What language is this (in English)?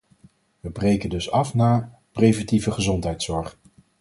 Dutch